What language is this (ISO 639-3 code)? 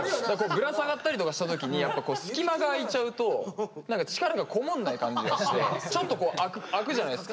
jpn